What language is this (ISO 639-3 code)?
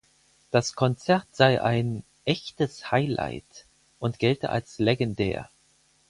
deu